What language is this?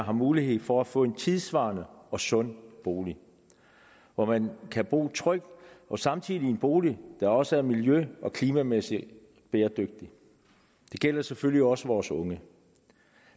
Danish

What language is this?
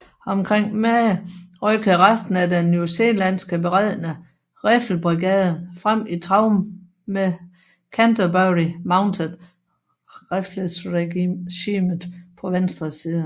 Danish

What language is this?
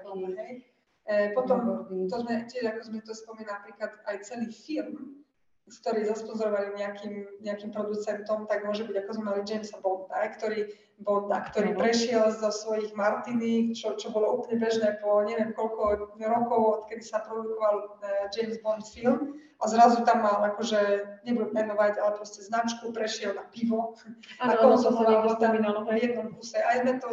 Slovak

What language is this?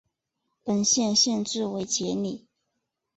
Chinese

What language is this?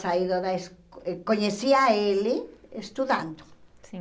Portuguese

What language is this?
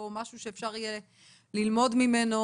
Hebrew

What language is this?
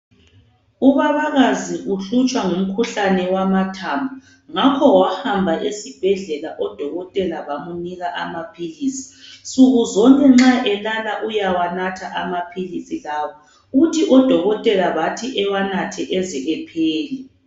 North Ndebele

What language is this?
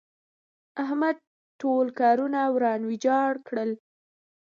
Pashto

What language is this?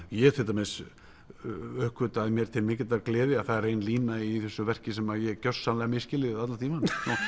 Icelandic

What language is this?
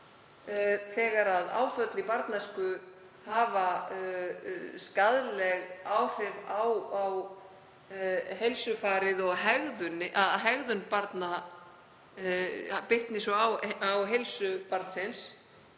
Icelandic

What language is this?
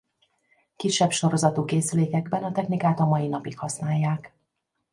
Hungarian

